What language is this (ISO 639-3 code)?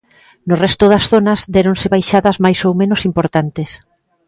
glg